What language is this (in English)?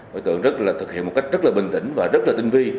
Vietnamese